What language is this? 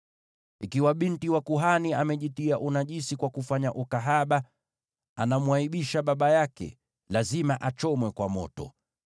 Swahili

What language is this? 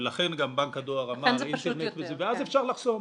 Hebrew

